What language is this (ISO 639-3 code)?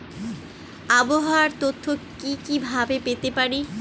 ben